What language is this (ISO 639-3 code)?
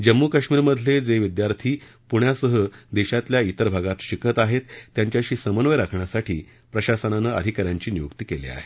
mar